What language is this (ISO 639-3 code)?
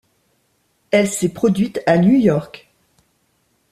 fra